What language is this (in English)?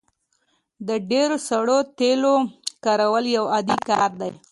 Pashto